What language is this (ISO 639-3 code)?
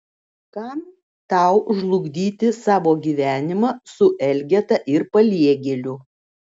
lit